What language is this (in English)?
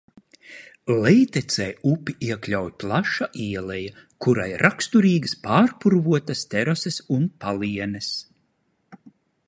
Latvian